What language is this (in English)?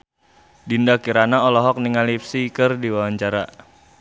Sundanese